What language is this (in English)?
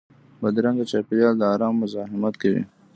Pashto